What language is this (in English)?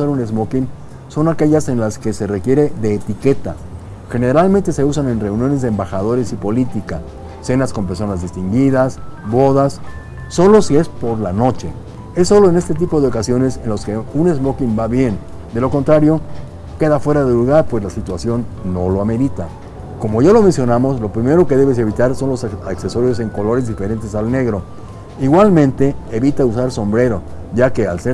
Spanish